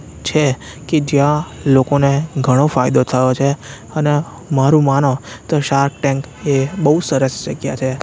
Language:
Gujarati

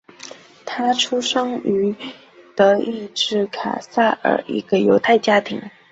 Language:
Chinese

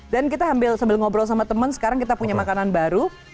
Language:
Indonesian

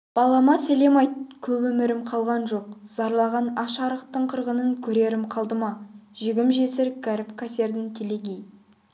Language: Kazakh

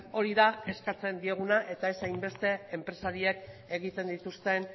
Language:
Basque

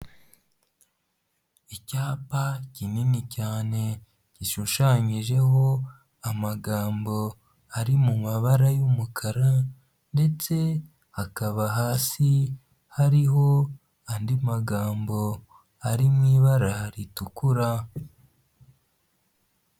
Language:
Kinyarwanda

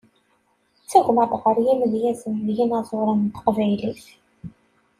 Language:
Kabyle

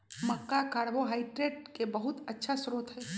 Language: Magahi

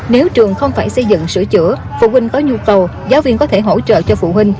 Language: Vietnamese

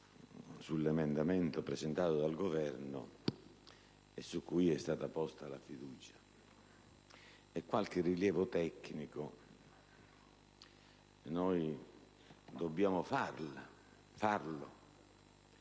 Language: Italian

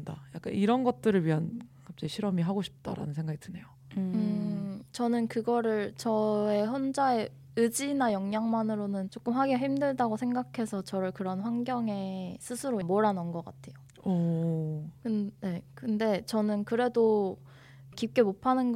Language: Korean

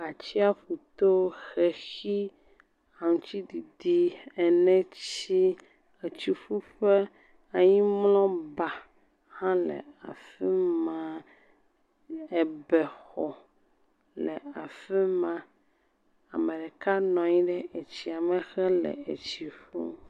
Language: Ewe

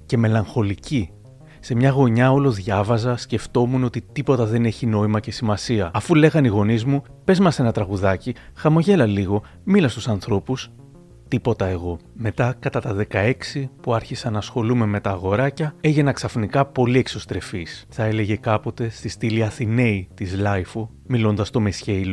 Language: Greek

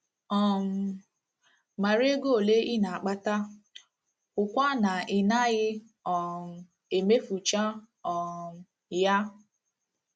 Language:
Igbo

